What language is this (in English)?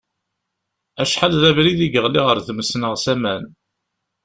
Kabyle